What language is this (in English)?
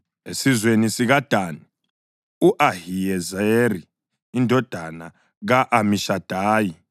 North Ndebele